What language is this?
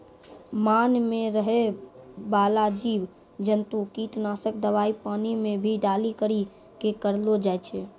Maithili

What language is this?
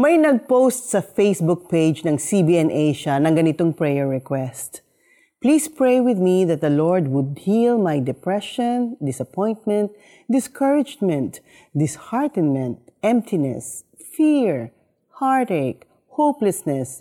Filipino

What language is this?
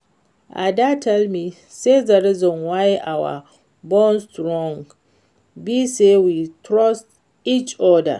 Nigerian Pidgin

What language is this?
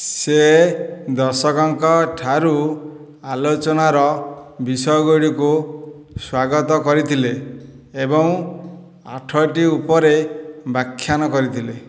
Odia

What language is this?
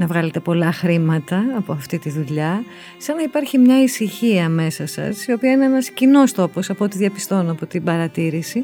Greek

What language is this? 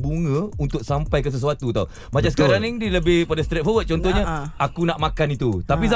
Malay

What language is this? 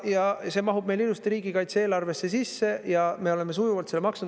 Estonian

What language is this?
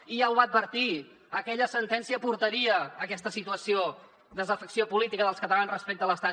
Catalan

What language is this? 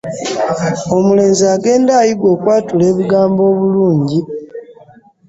Ganda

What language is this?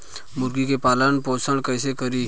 Bhojpuri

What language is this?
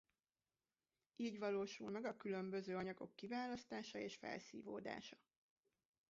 Hungarian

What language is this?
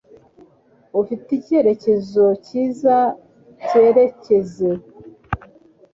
Kinyarwanda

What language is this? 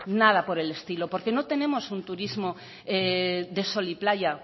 Spanish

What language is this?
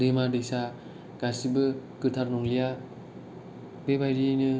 Bodo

